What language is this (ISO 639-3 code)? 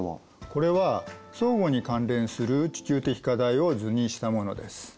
jpn